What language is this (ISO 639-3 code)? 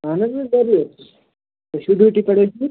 kas